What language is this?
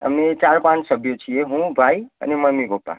Gujarati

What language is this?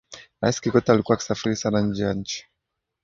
Swahili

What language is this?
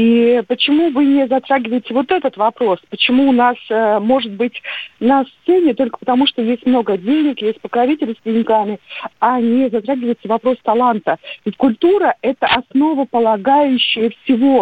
Russian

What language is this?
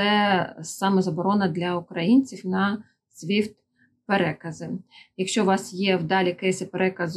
Ukrainian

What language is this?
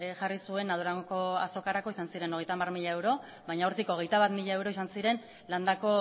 Basque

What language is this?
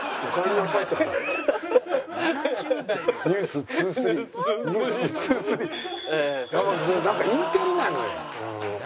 Japanese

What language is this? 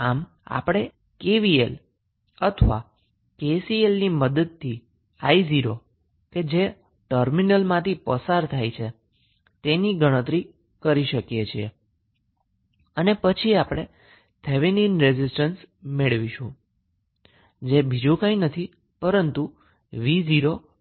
Gujarati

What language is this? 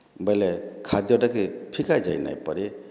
Odia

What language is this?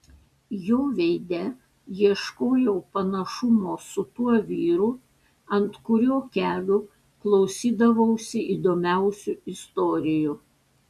Lithuanian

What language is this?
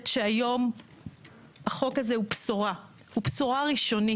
Hebrew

